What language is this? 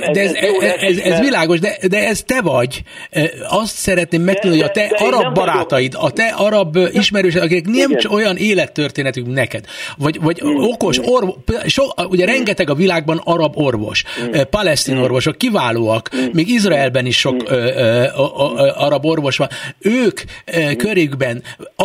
Hungarian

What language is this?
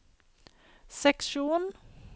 Norwegian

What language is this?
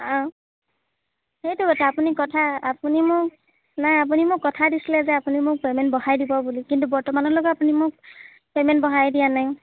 Assamese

